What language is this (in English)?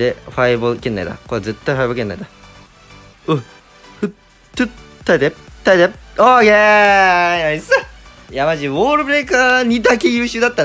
Japanese